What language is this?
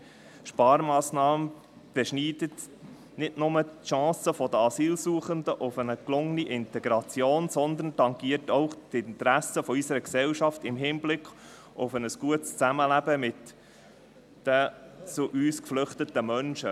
Swiss German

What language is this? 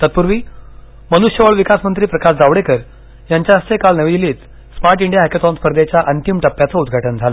Marathi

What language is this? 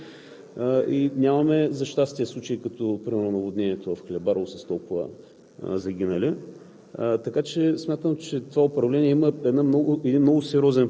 Bulgarian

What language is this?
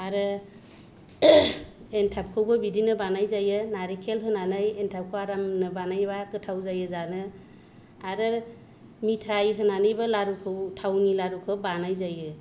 Bodo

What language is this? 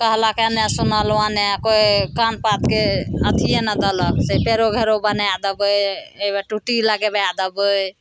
Maithili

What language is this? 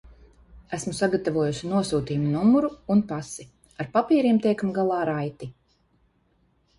Latvian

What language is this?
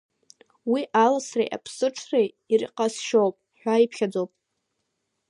Abkhazian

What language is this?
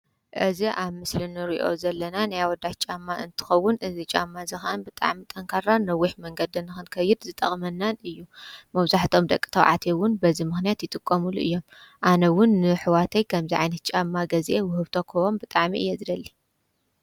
Tigrinya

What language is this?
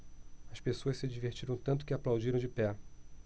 Portuguese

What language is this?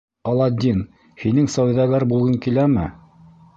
Bashkir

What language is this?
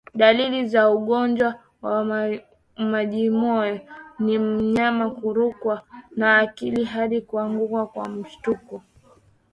Swahili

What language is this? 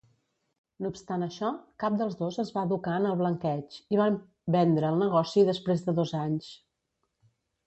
Catalan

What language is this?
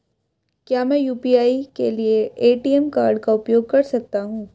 Hindi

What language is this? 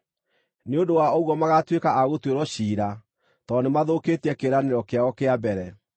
Kikuyu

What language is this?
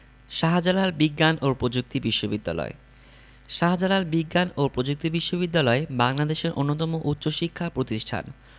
Bangla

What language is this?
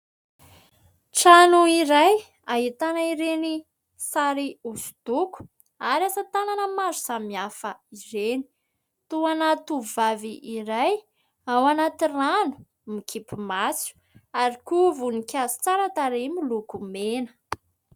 Malagasy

